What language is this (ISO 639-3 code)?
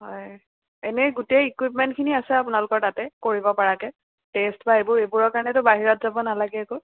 asm